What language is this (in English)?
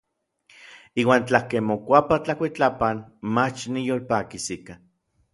Orizaba Nahuatl